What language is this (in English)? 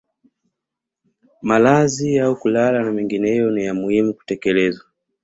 Swahili